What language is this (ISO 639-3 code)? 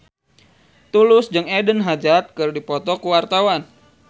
sun